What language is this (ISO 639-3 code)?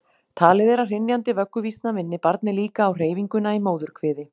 isl